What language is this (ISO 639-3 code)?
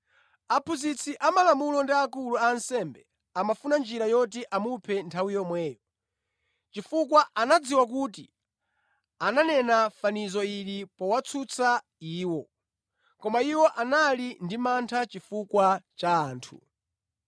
nya